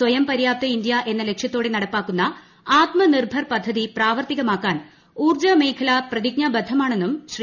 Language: Malayalam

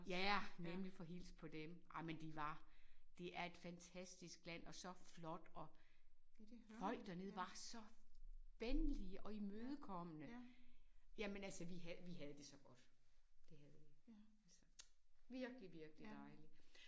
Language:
Danish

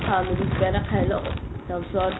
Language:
Assamese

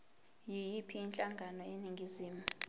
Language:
Zulu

